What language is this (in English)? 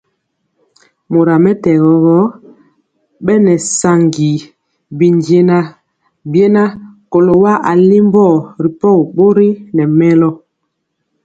Mpiemo